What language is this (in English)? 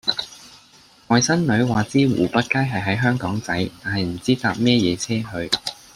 Cantonese